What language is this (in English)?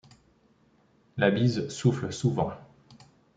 French